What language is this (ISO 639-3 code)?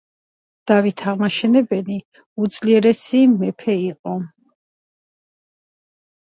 kat